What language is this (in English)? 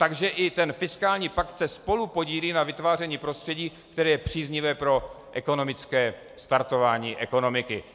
Czech